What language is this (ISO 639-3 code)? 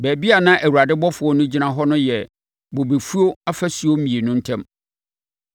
aka